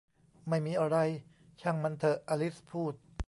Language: Thai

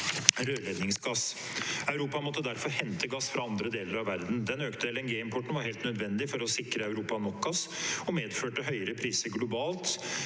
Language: Norwegian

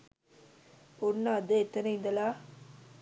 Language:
Sinhala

